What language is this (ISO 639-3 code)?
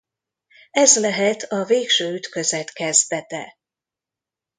hun